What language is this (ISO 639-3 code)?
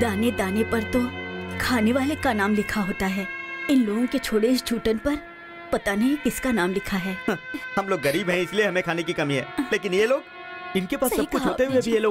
hin